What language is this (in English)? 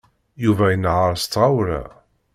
Kabyle